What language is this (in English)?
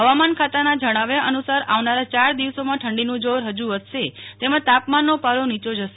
Gujarati